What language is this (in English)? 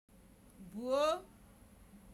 Igbo